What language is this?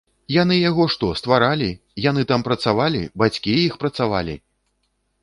Belarusian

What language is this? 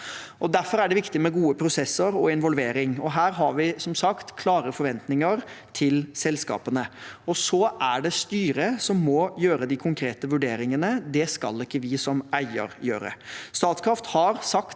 Norwegian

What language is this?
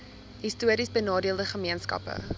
Afrikaans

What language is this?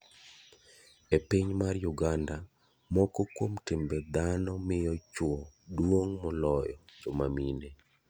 Luo (Kenya and Tanzania)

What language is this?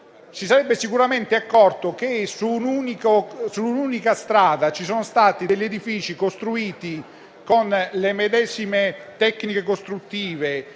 Italian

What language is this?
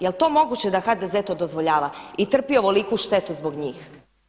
Croatian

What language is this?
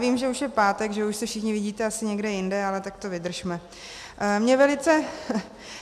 Czech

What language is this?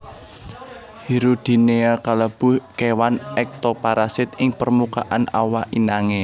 Javanese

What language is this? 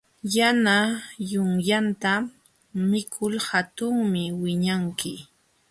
Jauja Wanca Quechua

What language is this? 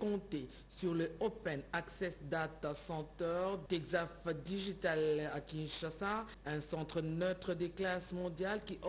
French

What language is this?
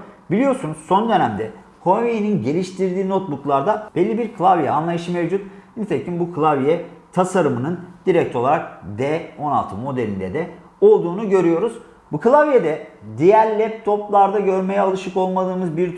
Turkish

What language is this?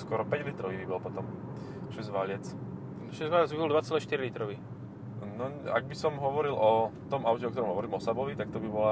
Slovak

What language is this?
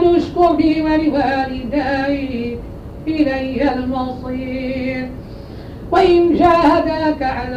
Arabic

